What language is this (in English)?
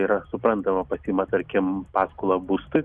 Lithuanian